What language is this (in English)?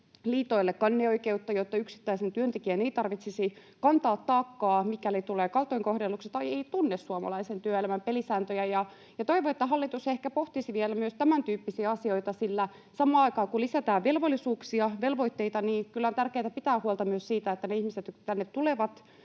Finnish